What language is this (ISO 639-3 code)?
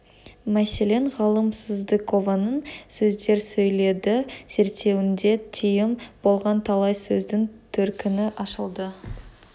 kaz